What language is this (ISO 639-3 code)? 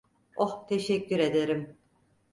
tur